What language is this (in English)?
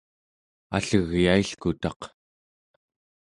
Central Yupik